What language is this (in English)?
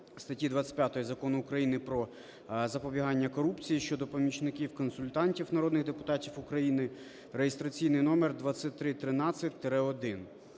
Ukrainian